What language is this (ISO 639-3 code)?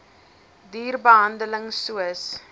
afr